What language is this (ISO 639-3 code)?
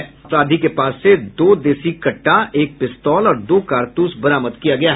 hin